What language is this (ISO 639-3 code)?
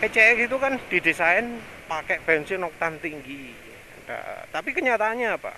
ind